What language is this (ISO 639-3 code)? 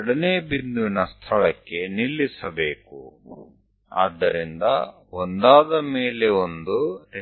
guj